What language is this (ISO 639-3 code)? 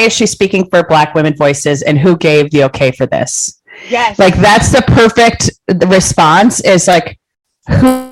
eng